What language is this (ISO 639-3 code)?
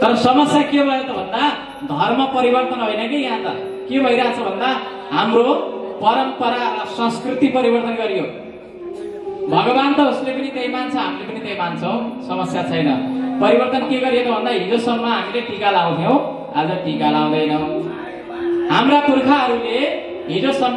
ind